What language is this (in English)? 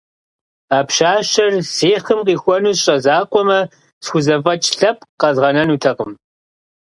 Kabardian